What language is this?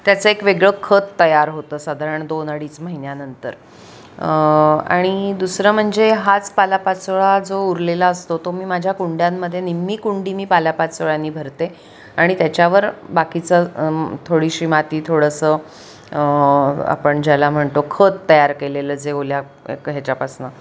Marathi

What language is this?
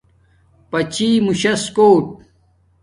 Domaaki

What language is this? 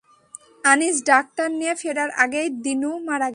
Bangla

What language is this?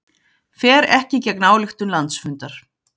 Icelandic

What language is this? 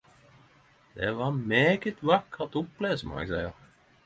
Norwegian Nynorsk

